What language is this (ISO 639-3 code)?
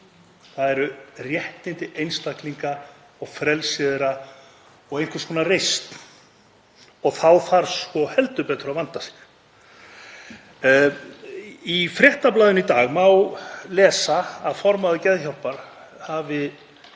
isl